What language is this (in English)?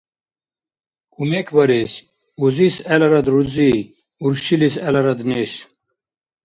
Dargwa